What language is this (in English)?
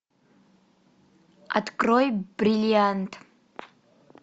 Russian